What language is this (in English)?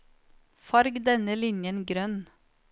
Norwegian